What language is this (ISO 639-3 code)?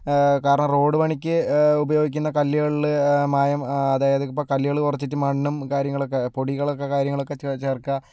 mal